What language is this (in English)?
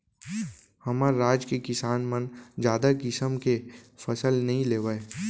Chhattisgarhi